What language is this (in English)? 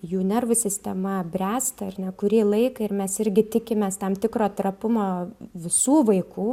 Lithuanian